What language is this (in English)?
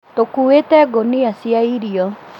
Kikuyu